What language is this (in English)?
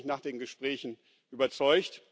German